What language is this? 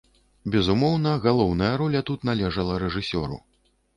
Belarusian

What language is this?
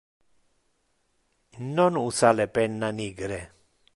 Interlingua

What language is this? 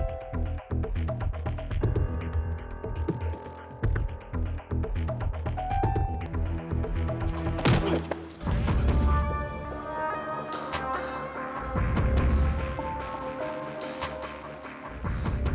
Indonesian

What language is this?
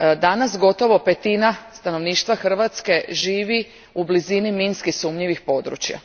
Croatian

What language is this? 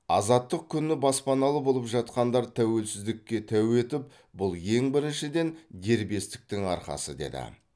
Kazakh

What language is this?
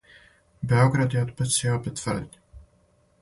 Serbian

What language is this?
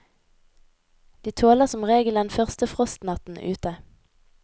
Norwegian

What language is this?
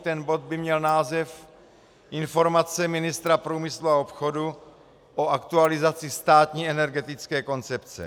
Czech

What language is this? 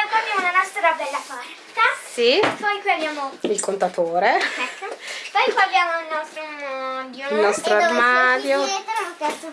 Italian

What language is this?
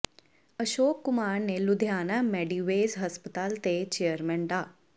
Punjabi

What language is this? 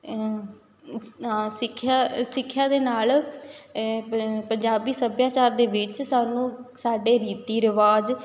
Punjabi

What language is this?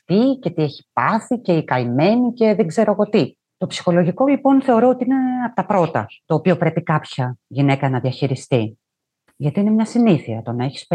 Greek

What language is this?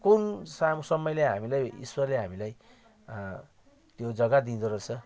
Nepali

